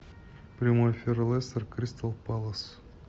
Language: Russian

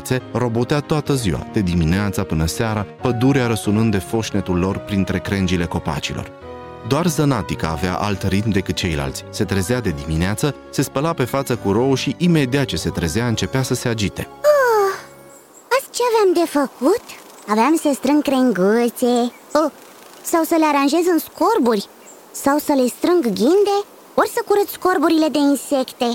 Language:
Romanian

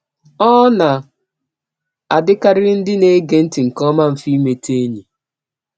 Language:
Igbo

